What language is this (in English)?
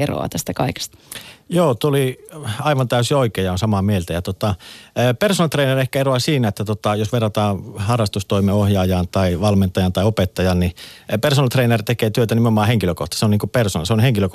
Finnish